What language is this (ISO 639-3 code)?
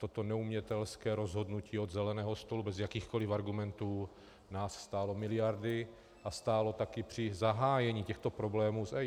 ces